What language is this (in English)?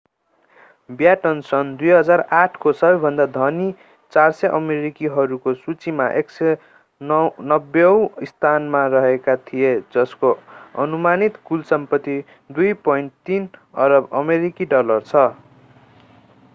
Nepali